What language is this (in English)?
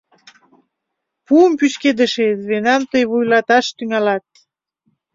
Mari